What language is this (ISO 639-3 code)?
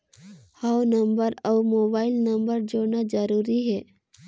hne